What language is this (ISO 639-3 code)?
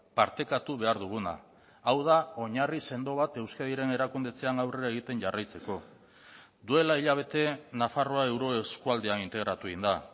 eus